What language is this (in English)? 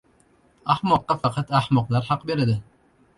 Uzbek